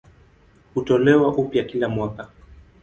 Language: Swahili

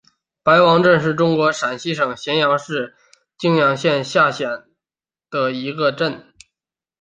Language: Chinese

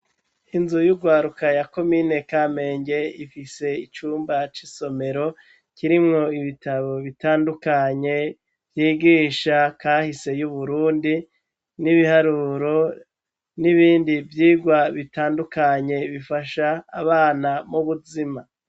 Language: Rundi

